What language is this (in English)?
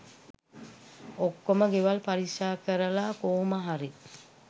Sinhala